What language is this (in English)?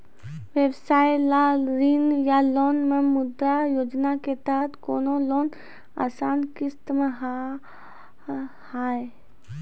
Maithili